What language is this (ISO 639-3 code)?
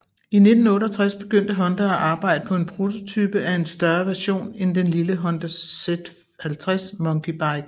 dan